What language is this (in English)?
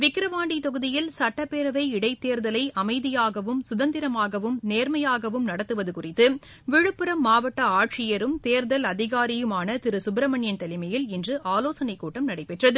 Tamil